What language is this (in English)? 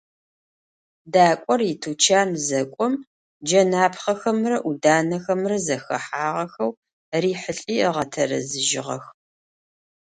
Adyghe